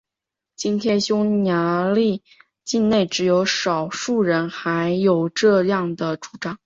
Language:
Chinese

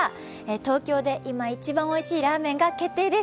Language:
Japanese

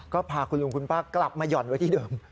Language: Thai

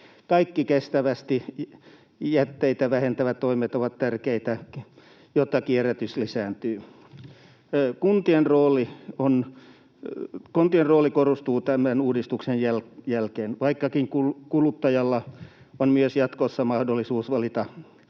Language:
Finnish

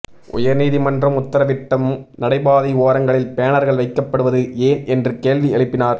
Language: Tamil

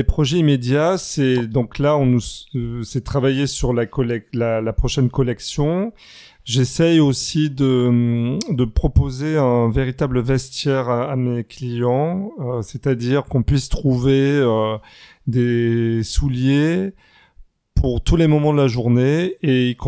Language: French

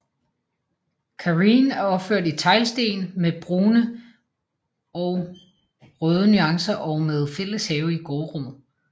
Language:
Danish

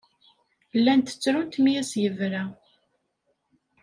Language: Kabyle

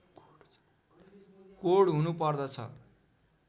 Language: Nepali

